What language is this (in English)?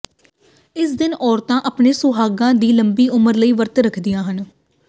Punjabi